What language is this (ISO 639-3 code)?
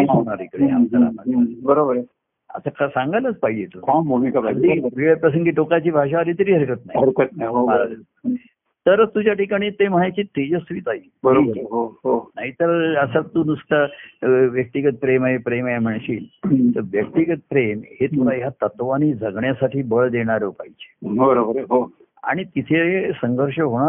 mar